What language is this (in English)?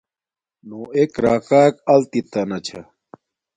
Domaaki